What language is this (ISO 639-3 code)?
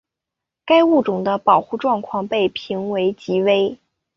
zho